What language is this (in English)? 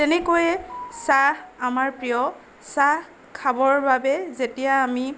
Assamese